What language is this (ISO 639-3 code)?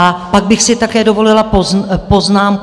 ces